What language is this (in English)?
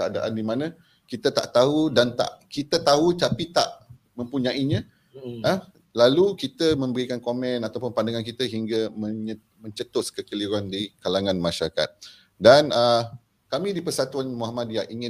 Malay